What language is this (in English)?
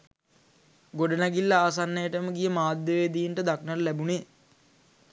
Sinhala